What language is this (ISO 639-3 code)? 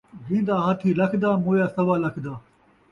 skr